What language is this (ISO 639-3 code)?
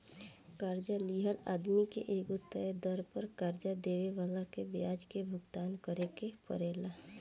bho